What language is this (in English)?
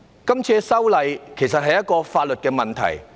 Cantonese